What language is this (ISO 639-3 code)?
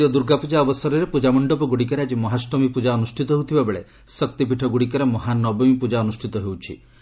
ori